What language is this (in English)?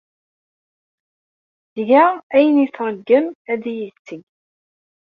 Kabyle